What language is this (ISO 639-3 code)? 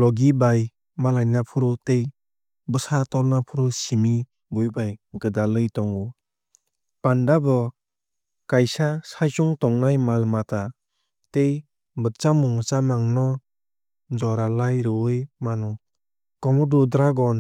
trp